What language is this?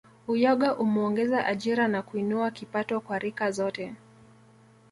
Swahili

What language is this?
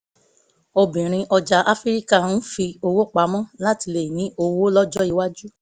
Yoruba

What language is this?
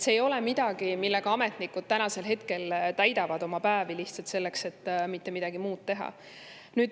Estonian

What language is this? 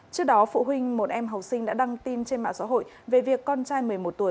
Vietnamese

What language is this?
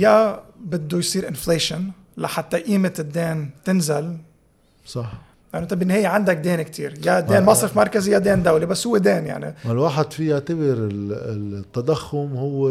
Arabic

